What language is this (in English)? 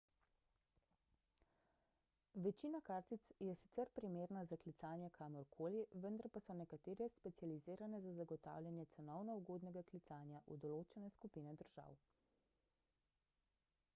Slovenian